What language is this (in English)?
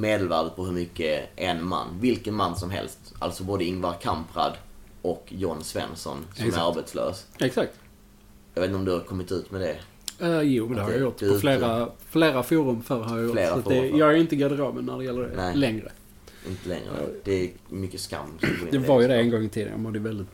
Swedish